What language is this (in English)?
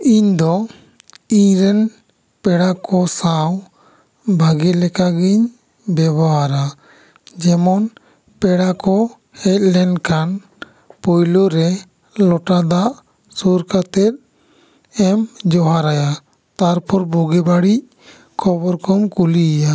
Santali